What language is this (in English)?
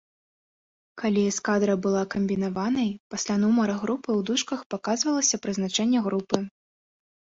Belarusian